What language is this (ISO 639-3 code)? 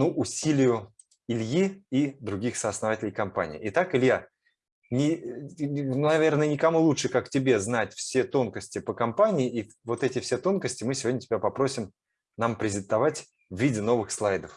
rus